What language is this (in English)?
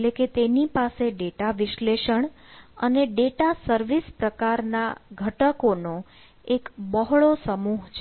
Gujarati